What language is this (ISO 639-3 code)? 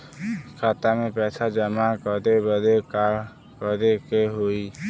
bho